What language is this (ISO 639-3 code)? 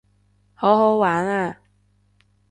yue